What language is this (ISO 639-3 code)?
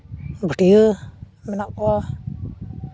sat